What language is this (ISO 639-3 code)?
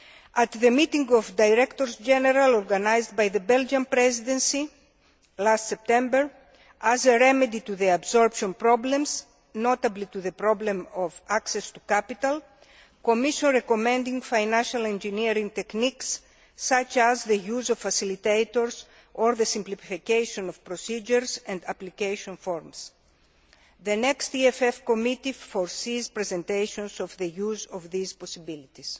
eng